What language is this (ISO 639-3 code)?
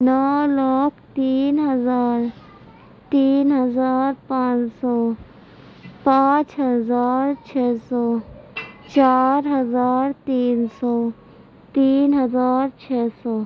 urd